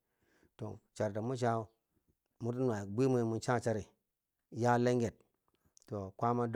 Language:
Bangwinji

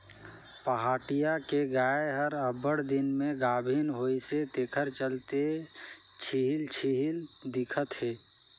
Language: Chhattisgarhi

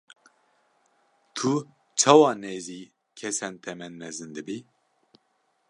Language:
Kurdish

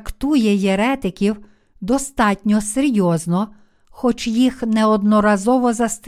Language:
Ukrainian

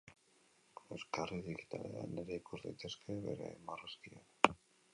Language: Basque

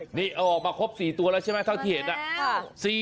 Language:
Thai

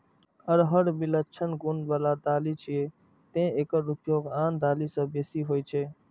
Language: Maithili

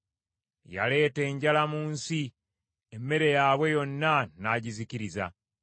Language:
Ganda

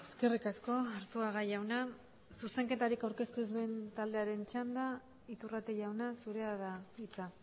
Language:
Basque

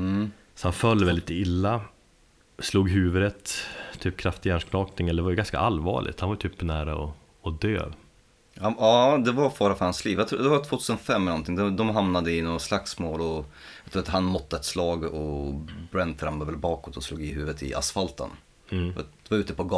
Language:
Swedish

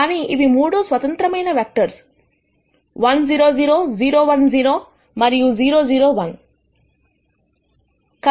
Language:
Telugu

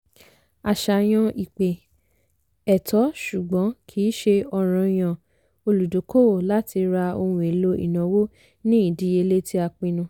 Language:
Yoruba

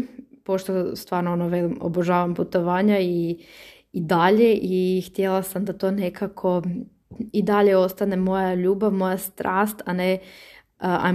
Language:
Croatian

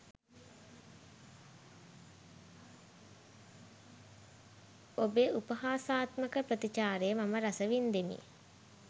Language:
Sinhala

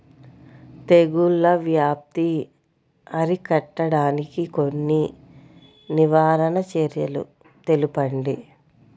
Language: Telugu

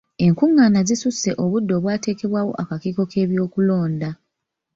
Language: Ganda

